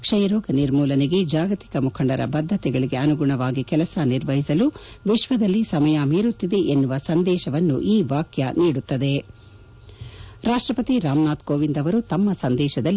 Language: Kannada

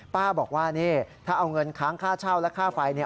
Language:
Thai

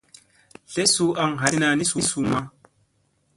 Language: Musey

